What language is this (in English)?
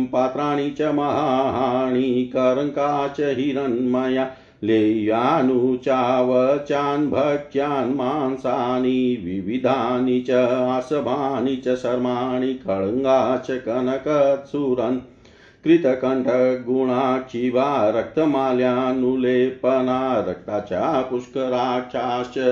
Hindi